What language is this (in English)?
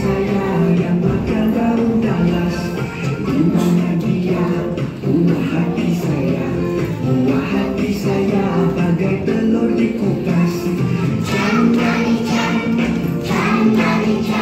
Indonesian